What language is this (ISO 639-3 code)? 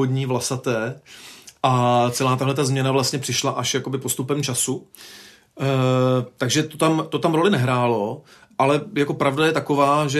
ces